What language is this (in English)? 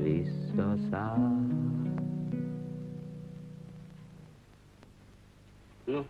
Hungarian